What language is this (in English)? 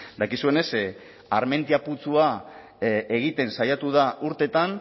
Basque